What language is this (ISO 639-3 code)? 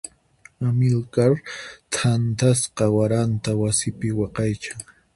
qxp